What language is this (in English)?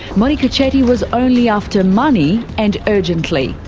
English